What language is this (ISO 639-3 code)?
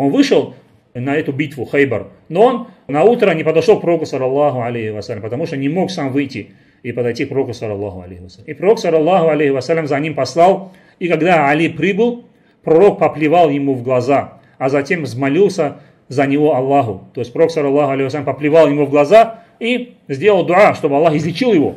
rus